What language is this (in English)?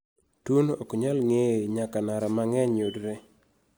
Luo (Kenya and Tanzania)